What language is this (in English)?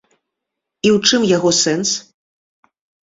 Belarusian